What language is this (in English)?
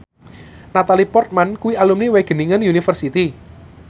Javanese